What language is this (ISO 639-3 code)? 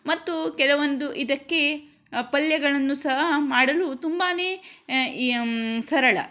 kan